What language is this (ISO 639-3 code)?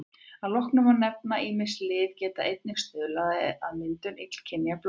isl